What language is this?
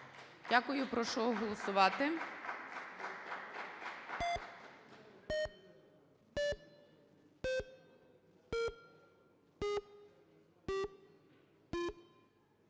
Ukrainian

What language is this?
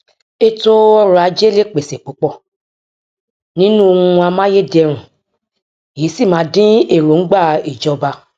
Yoruba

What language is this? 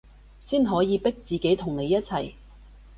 Cantonese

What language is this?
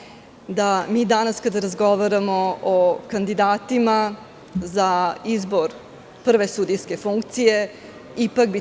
Serbian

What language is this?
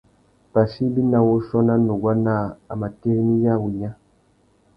Tuki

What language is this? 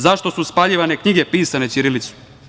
Serbian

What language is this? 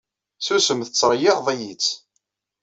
Kabyle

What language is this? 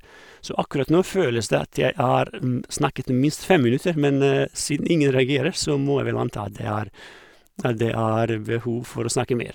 Norwegian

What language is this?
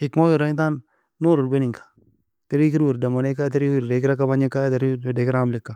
Nobiin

